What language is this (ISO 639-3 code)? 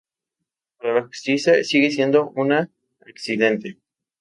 spa